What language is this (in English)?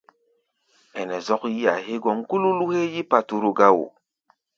Gbaya